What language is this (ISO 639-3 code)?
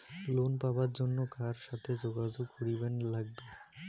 ben